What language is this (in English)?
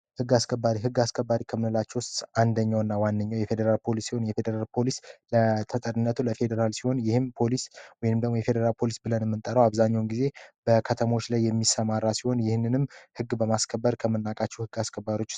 Amharic